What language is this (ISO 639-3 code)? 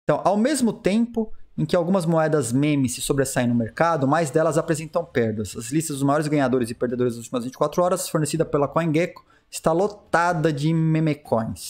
por